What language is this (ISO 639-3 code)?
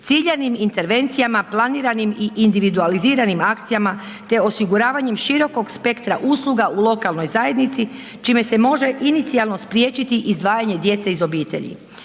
hrv